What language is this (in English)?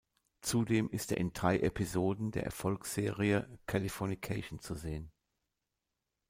German